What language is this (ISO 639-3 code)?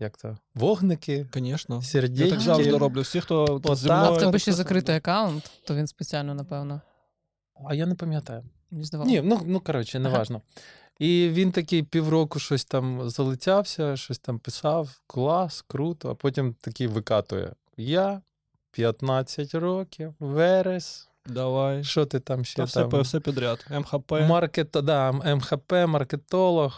ukr